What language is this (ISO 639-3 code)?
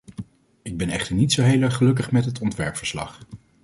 nld